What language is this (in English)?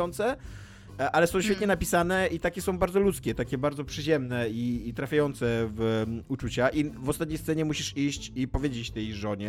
Polish